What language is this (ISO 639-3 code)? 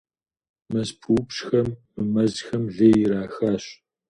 kbd